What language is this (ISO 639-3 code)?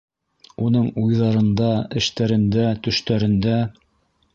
bak